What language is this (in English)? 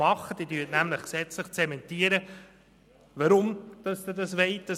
Swiss German